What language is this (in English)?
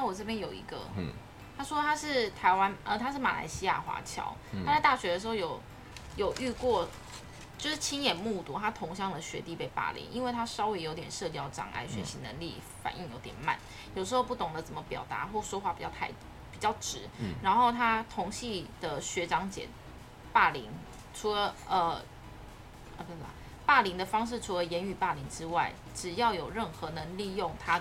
Chinese